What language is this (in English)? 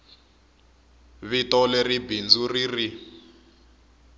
Tsonga